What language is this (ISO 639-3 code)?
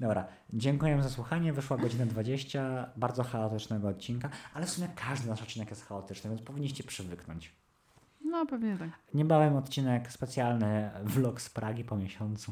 pol